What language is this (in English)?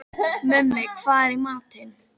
Icelandic